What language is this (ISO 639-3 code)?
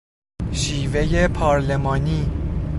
fas